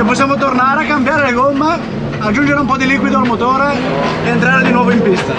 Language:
Italian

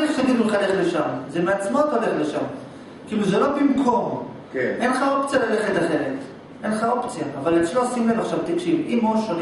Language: Hebrew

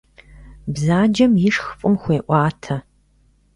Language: Kabardian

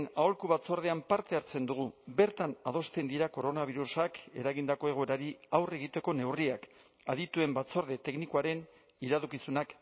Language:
Basque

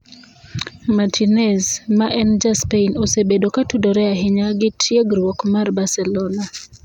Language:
Luo (Kenya and Tanzania)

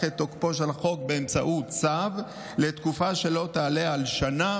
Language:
Hebrew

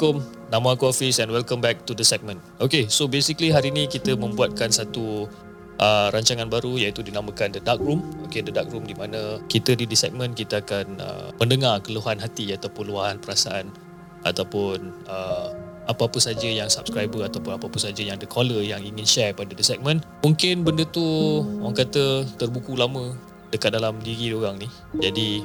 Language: Malay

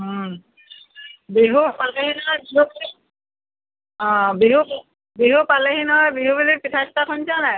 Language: Assamese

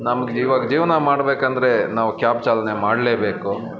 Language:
Kannada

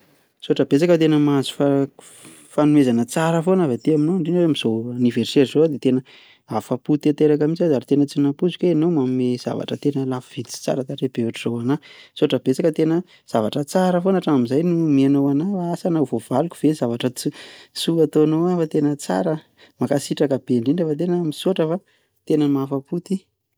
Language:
Malagasy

